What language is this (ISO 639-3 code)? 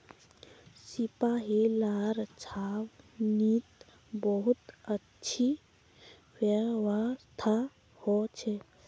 mag